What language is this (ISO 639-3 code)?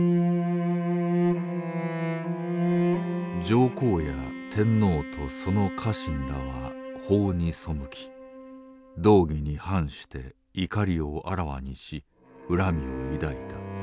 jpn